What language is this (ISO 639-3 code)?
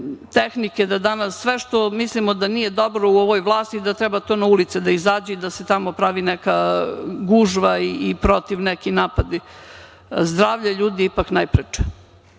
srp